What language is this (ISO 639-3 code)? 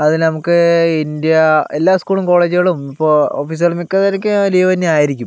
mal